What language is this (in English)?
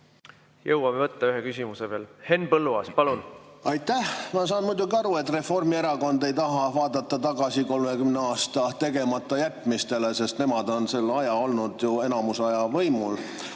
Estonian